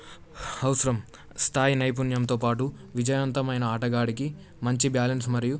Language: Telugu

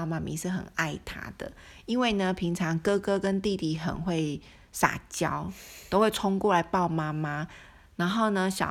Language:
Chinese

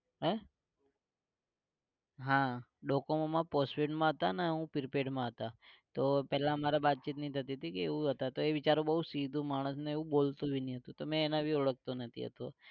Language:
Gujarati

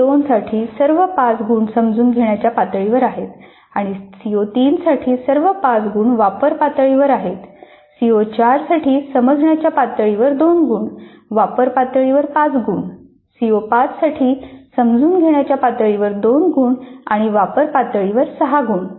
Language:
Marathi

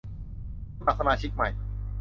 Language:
Thai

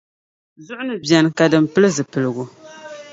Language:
Dagbani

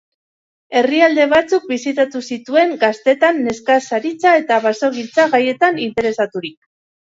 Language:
Basque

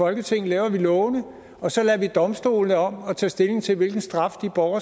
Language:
Danish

